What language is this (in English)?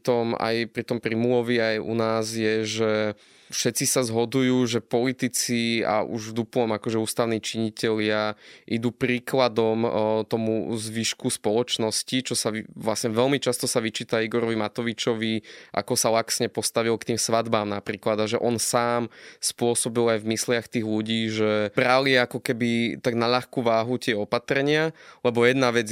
Slovak